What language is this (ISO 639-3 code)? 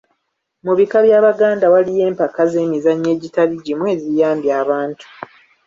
lug